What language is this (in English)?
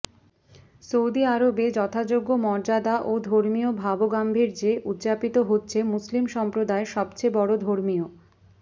Bangla